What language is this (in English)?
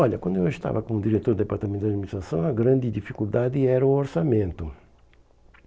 Portuguese